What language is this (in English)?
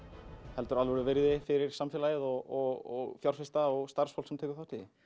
Icelandic